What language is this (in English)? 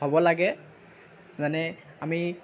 Assamese